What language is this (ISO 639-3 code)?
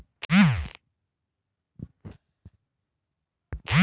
mag